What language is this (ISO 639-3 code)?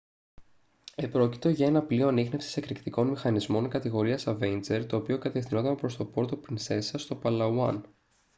ell